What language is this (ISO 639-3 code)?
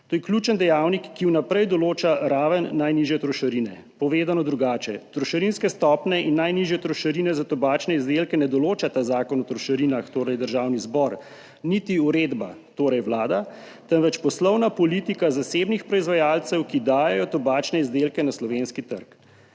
slv